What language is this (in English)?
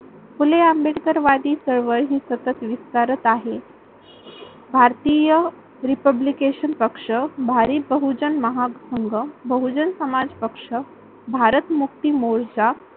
Marathi